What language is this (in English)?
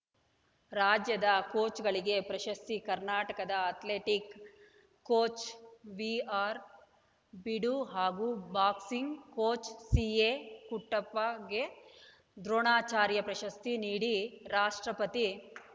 Kannada